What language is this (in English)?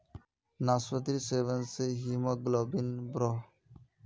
Magahi